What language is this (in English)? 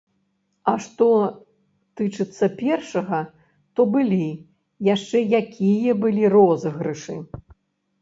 Belarusian